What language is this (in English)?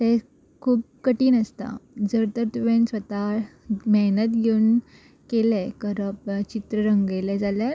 Konkani